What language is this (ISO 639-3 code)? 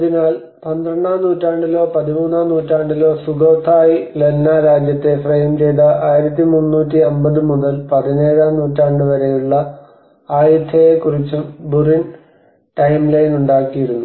mal